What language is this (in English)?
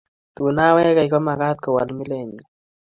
Kalenjin